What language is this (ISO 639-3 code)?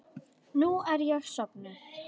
isl